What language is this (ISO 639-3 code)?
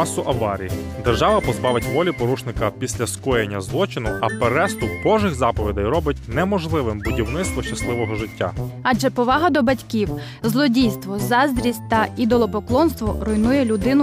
ukr